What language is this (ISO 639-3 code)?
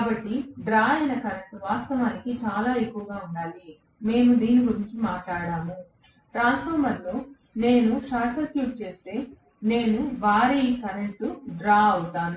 tel